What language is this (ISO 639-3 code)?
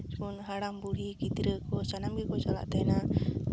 sat